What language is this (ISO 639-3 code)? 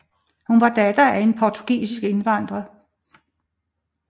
dan